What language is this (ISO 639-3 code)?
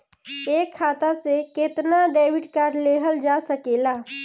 bho